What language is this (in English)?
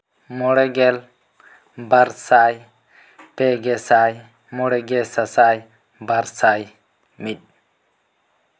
Santali